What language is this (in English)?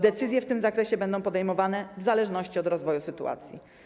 Polish